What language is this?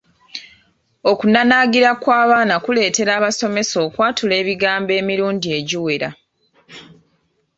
Ganda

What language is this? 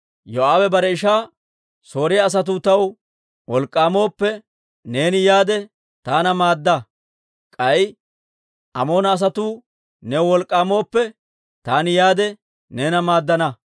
Dawro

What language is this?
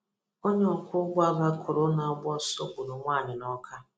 Igbo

